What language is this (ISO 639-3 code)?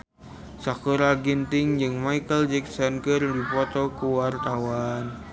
sun